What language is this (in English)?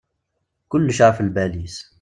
Kabyle